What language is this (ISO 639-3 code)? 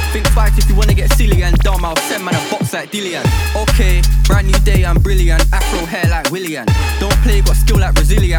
eng